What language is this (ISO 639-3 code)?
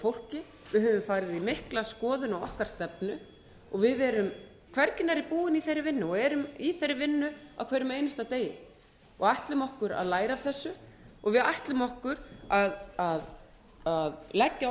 isl